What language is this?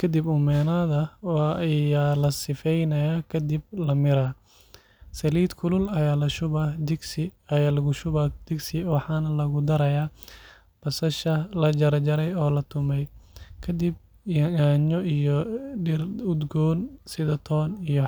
Somali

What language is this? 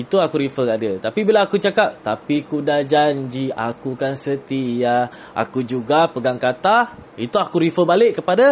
Malay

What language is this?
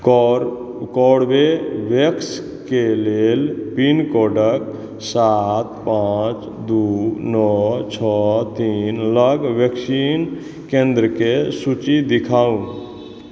Maithili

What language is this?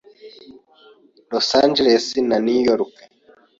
Kinyarwanda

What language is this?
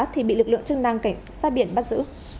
Vietnamese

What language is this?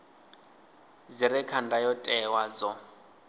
Venda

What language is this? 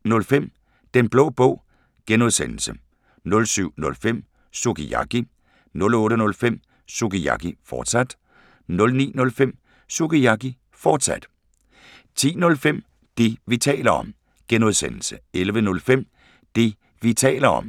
Danish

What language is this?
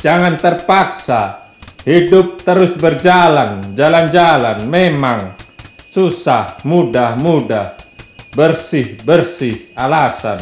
Indonesian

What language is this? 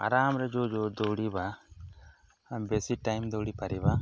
Odia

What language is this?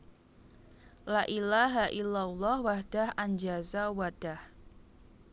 Javanese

